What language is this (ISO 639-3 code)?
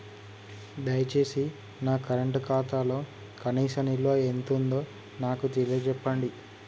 tel